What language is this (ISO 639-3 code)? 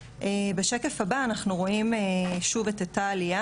heb